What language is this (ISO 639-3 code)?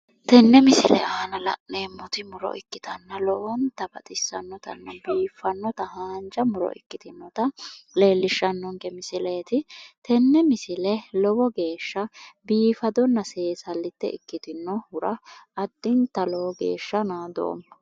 sid